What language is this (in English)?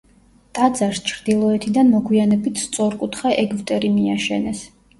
Georgian